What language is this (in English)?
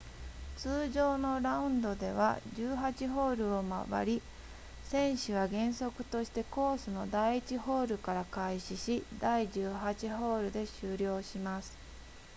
Japanese